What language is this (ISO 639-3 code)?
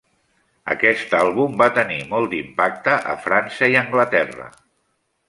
cat